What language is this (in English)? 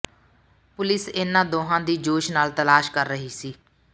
Punjabi